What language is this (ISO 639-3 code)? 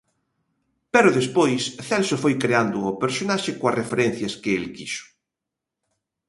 glg